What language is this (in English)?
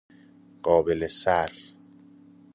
Persian